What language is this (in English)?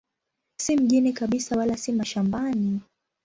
Swahili